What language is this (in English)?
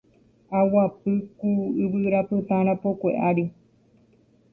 Guarani